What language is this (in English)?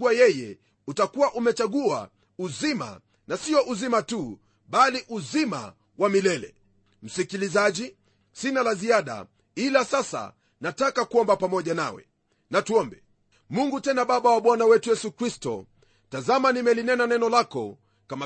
Swahili